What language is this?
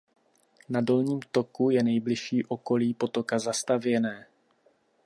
Czech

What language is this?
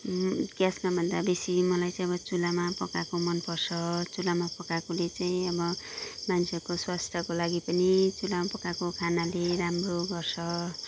Nepali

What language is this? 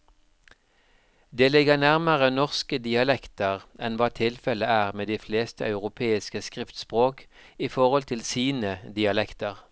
Norwegian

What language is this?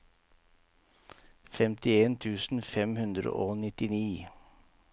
Norwegian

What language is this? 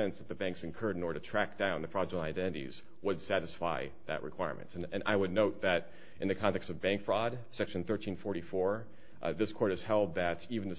English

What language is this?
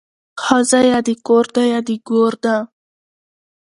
Pashto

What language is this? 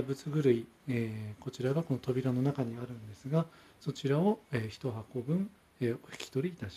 Japanese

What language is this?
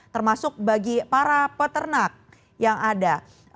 Indonesian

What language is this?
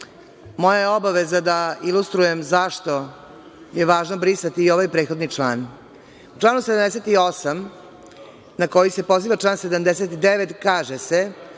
Serbian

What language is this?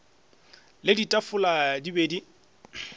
Northern Sotho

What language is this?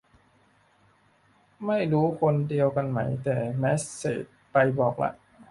Thai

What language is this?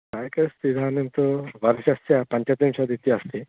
Sanskrit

